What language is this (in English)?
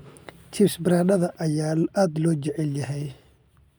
Somali